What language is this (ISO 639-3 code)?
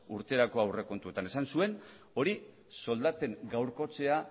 eus